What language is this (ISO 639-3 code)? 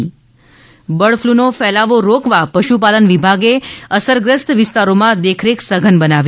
guj